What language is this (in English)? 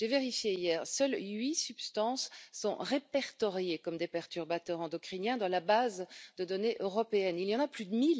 French